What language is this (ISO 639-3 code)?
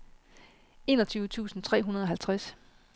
dan